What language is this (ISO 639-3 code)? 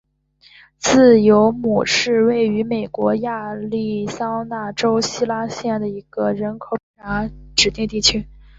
zho